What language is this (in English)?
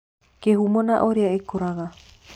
Kikuyu